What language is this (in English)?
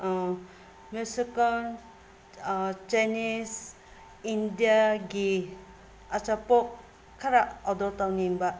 Manipuri